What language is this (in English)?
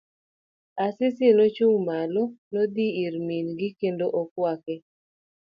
Luo (Kenya and Tanzania)